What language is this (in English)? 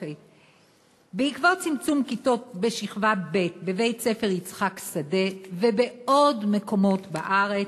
Hebrew